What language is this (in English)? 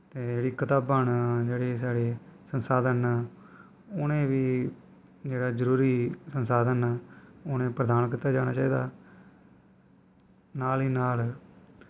Dogri